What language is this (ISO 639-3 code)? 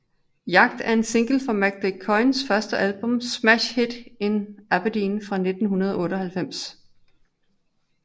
dan